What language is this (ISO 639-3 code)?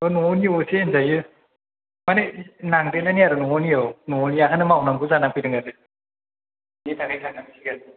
brx